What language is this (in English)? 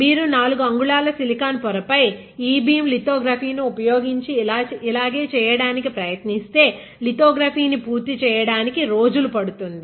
Telugu